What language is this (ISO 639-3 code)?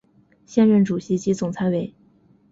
zho